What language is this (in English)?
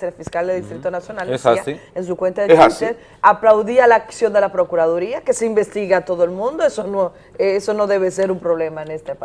Spanish